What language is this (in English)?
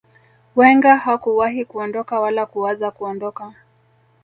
Swahili